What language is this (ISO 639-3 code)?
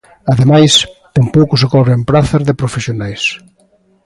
glg